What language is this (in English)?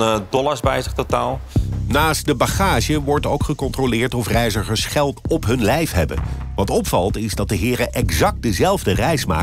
Dutch